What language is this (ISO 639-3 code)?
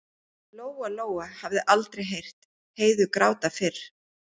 isl